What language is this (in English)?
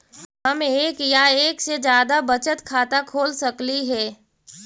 Magahi